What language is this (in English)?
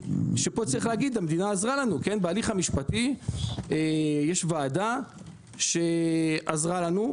Hebrew